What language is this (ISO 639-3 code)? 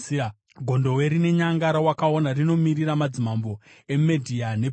sna